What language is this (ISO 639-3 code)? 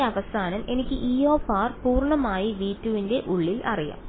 mal